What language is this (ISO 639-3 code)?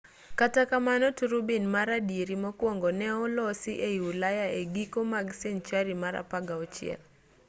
luo